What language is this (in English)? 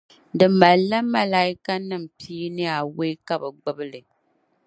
Dagbani